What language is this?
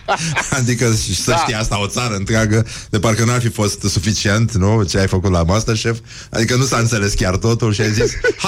Romanian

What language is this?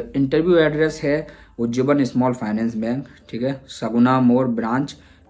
Hindi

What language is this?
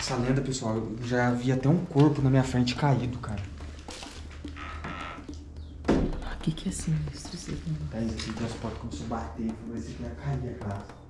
Portuguese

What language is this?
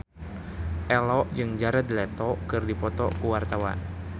Sundanese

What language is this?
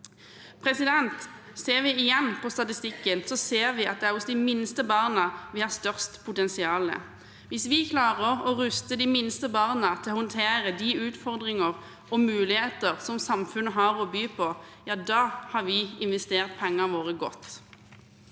Norwegian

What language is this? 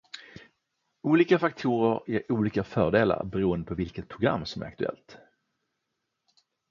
Swedish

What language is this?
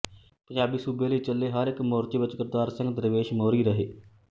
Punjabi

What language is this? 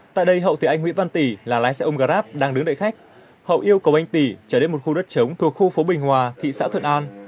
Vietnamese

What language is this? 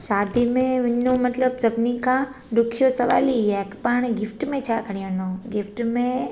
Sindhi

